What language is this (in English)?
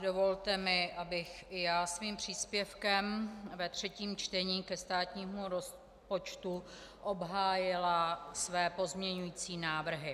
Czech